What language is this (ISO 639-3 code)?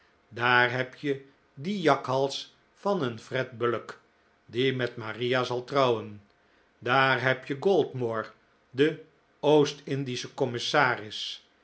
nld